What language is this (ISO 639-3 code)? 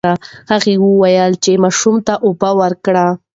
pus